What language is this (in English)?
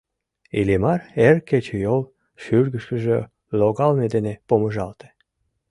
Mari